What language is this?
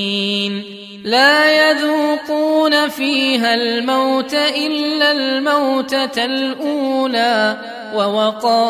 Arabic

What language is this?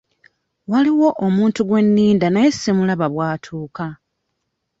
Ganda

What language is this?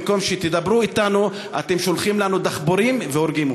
Hebrew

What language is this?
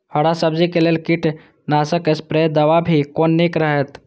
Maithili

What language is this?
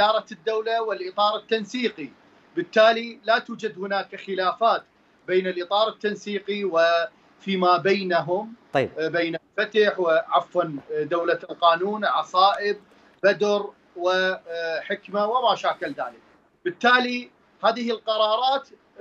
Arabic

